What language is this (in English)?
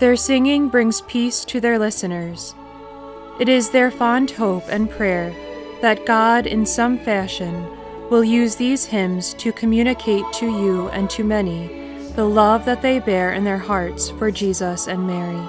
English